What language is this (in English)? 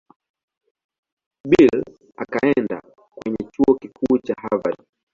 Swahili